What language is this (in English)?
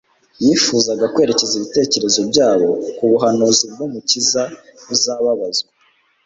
Kinyarwanda